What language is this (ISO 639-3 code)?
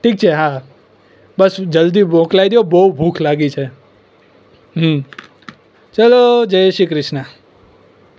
guj